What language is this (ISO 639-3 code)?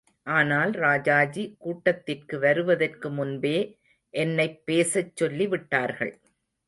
tam